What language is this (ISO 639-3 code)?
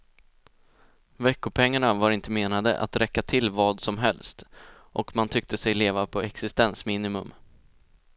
swe